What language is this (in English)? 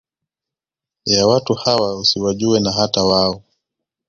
Swahili